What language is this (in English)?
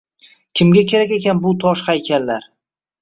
Uzbek